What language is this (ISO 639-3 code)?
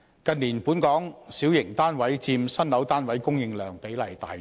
yue